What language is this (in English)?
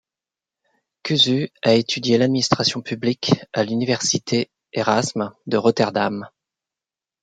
French